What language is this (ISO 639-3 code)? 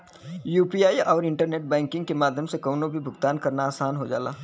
bho